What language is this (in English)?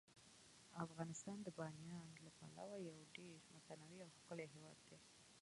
Pashto